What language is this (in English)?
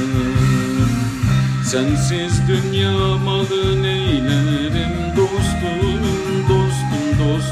Turkish